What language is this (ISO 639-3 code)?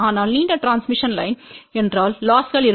tam